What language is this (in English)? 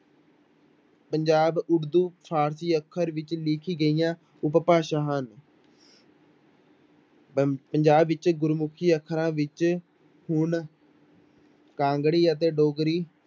Punjabi